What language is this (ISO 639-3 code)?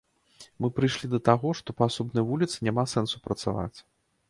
bel